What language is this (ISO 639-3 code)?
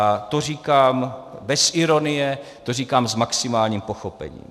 ces